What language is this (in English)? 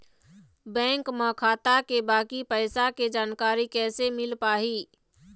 Chhattisgarhi